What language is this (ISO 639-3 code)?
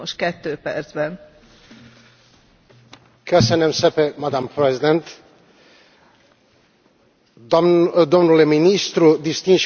ron